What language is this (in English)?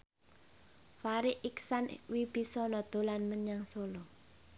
Javanese